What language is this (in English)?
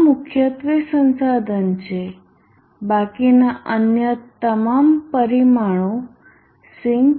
Gujarati